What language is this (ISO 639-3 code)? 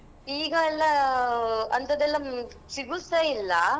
kan